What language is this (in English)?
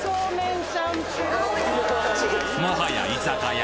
Japanese